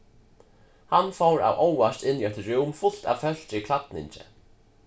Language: Faroese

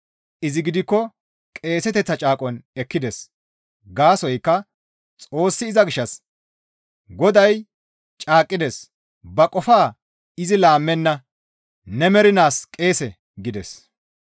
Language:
Gamo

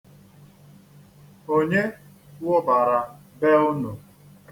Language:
Igbo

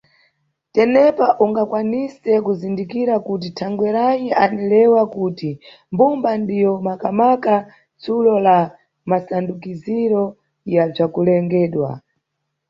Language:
Nyungwe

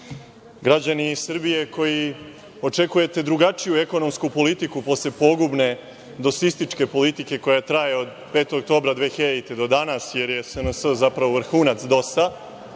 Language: Serbian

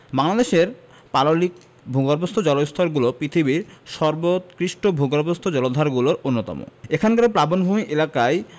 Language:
Bangla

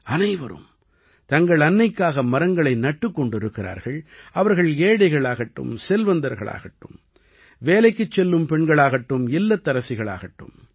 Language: Tamil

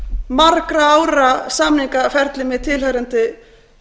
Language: Icelandic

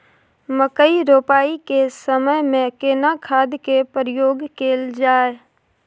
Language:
Maithili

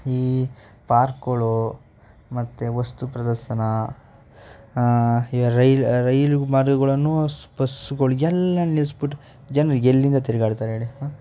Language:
Kannada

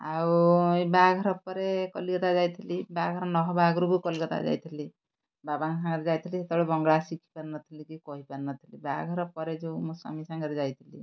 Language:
Odia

